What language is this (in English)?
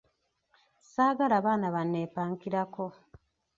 Ganda